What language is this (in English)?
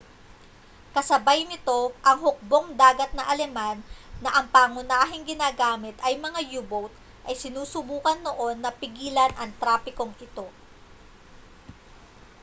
Filipino